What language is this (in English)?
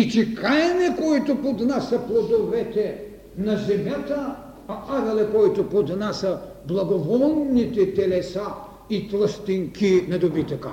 Bulgarian